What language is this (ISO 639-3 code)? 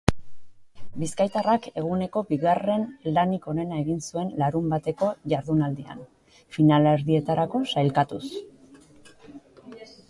eus